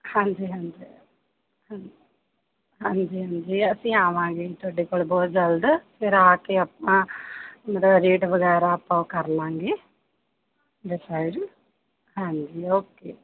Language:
Punjabi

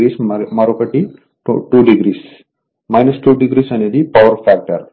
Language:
Telugu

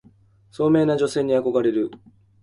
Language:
Japanese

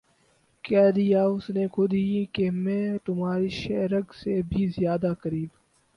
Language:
Urdu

